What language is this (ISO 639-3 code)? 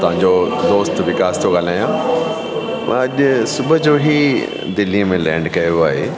snd